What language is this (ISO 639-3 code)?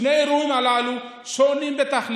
heb